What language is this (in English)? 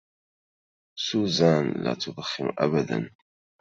Arabic